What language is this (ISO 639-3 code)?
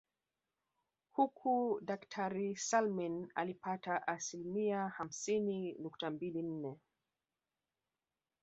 swa